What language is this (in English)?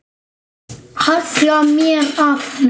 Icelandic